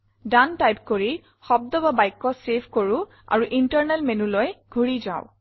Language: Assamese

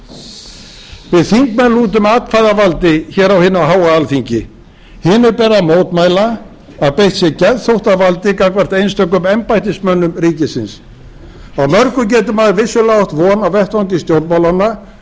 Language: Icelandic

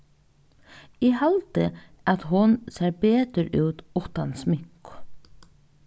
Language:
Faroese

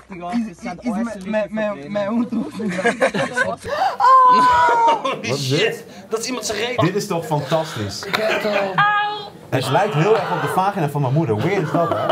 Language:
Dutch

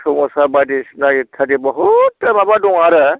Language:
Bodo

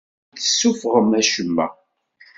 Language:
Kabyle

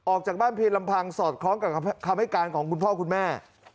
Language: Thai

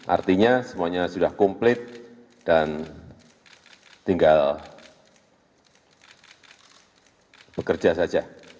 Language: Indonesian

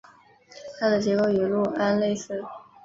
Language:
Chinese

